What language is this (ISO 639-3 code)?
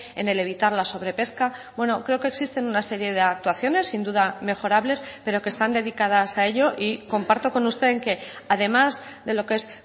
spa